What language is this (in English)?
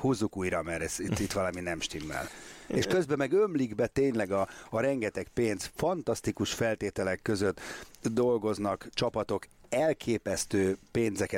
Hungarian